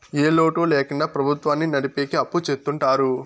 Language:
Telugu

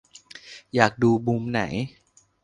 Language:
Thai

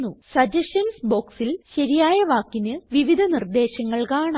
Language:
Malayalam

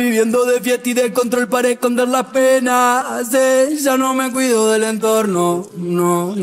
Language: Spanish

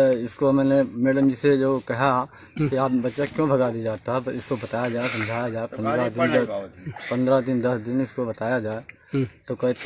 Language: Hindi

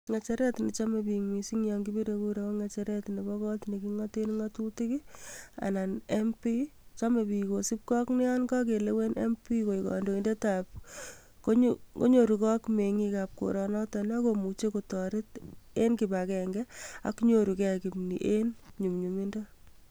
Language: Kalenjin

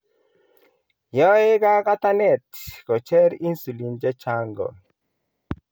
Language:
Kalenjin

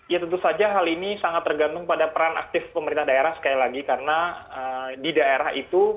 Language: Indonesian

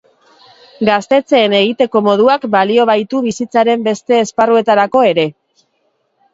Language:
Basque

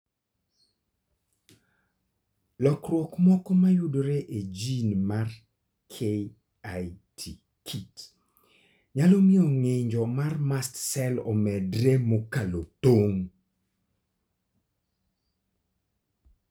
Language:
Luo (Kenya and Tanzania)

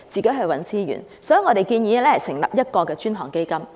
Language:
Cantonese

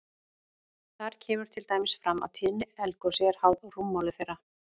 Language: Icelandic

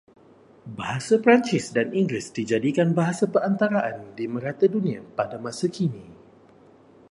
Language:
Malay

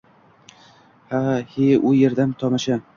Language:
Uzbek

